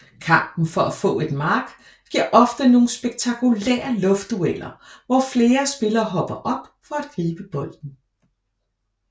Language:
Danish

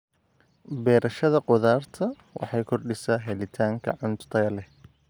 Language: Somali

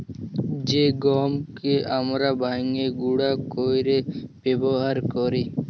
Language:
Bangla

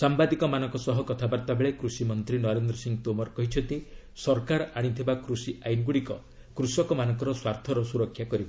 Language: Odia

